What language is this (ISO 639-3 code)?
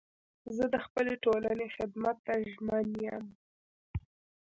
pus